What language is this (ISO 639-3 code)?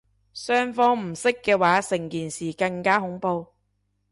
yue